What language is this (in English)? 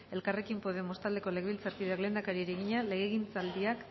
Basque